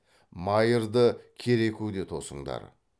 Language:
Kazakh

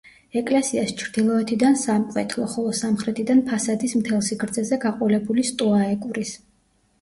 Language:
Georgian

